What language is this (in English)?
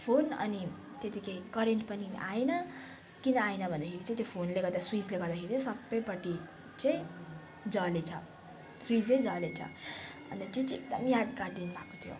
Nepali